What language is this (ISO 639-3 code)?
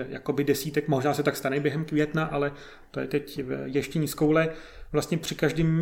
ces